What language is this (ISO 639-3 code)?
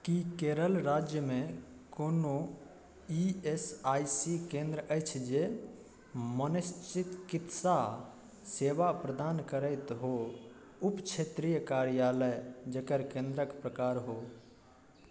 mai